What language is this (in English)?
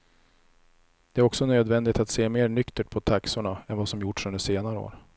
Swedish